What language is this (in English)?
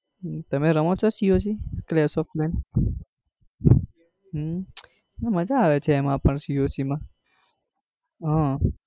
Gujarati